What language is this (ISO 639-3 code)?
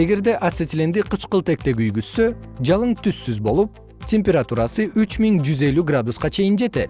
kir